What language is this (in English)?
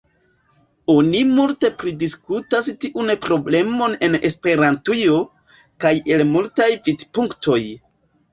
Esperanto